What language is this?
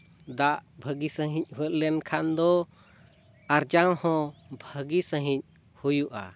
Santali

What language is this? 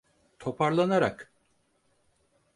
Turkish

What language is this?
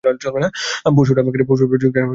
Bangla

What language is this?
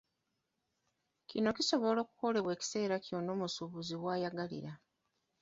Ganda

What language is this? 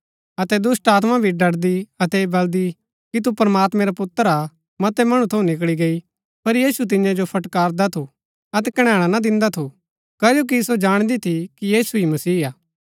Gaddi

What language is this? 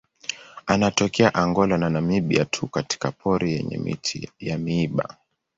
Swahili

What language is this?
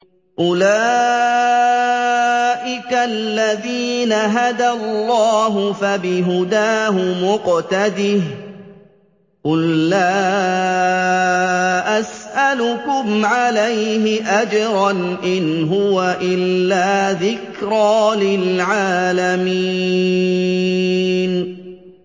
Arabic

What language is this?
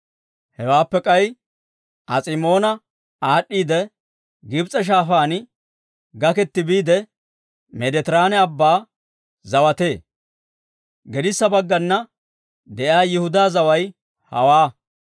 Dawro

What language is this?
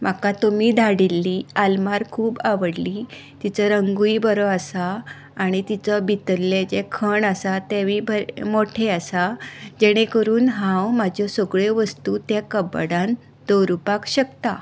Konkani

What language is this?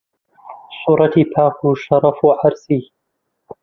Central Kurdish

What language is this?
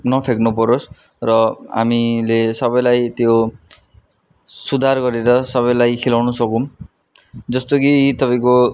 Nepali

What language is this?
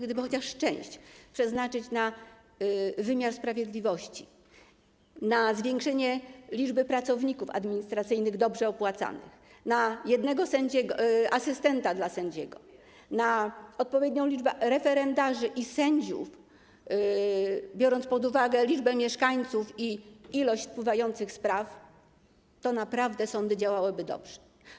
Polish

